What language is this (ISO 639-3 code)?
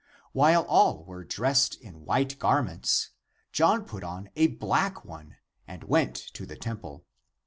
eng